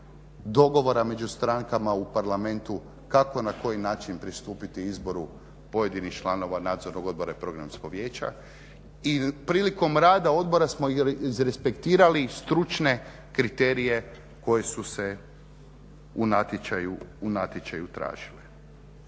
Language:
Croatian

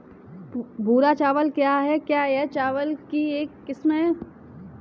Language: Hindi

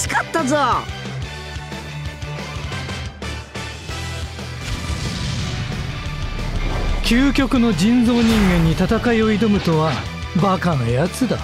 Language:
Japanese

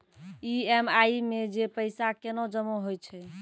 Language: Maithili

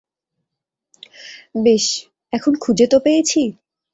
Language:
Bangla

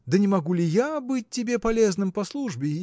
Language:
Russian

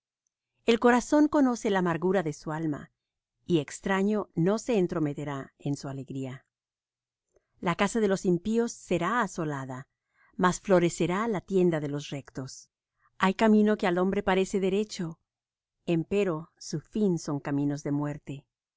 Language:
Spanish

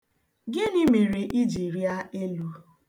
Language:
Igbo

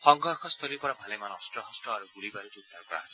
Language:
Assamese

